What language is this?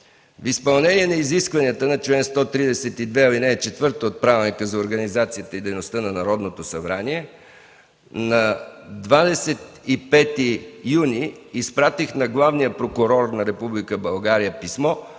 Bulgarian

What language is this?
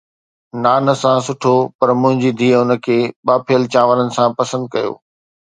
Sindhi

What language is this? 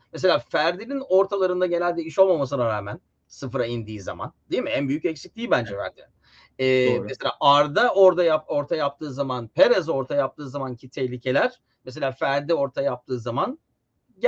Turkish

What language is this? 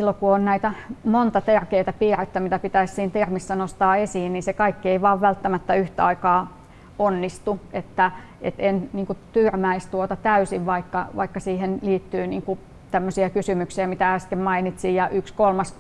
Finnish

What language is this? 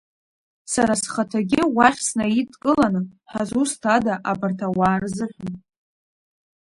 Abkhazian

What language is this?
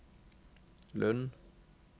Norwegian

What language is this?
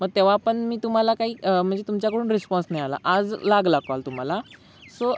Marathi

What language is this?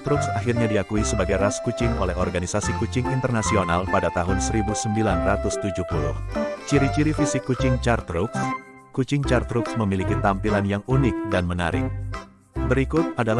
Indonesian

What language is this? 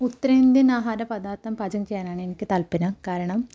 Malayalam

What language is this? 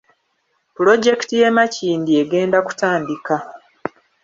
Ganda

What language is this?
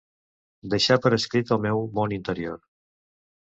Catalan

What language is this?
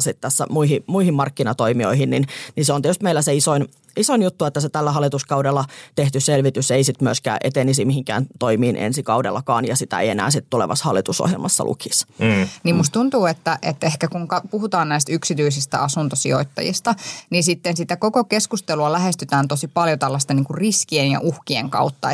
Finnish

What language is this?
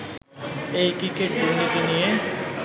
Bangla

